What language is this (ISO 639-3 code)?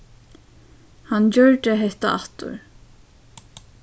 fao